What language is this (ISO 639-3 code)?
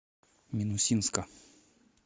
rus